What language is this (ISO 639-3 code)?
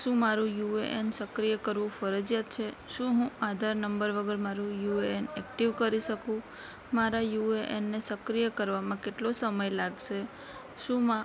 guj